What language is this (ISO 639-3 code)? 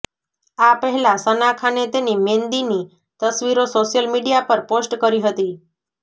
guj